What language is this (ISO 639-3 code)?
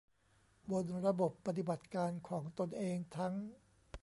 tha